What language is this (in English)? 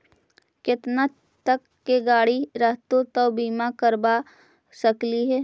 Magahi